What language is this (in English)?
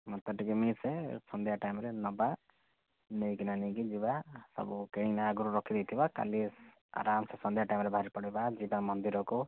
Odia